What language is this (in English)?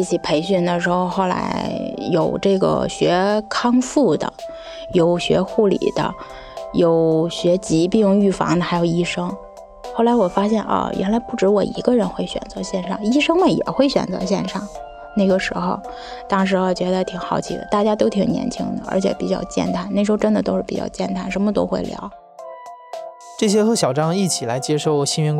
Chinese